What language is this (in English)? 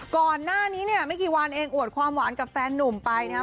Thai